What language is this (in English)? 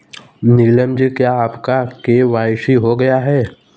Hindi